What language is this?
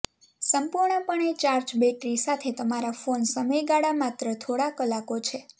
Gujarati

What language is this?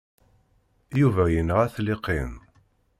Kabyle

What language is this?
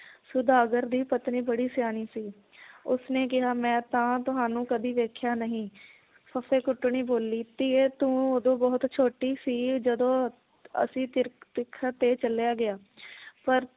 Punjabi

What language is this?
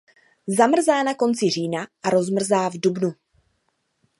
Czech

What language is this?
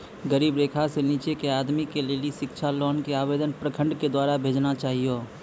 Maithili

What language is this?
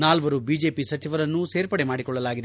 Kannada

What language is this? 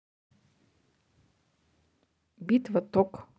Russian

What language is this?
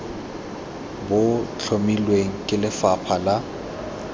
Tswana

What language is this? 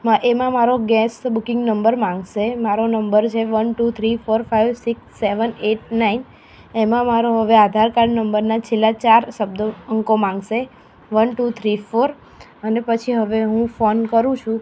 Gujarati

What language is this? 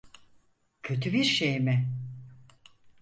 Turkish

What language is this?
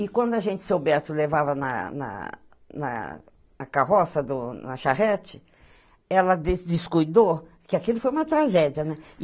Portuguese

